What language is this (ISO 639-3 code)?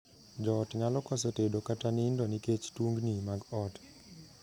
luo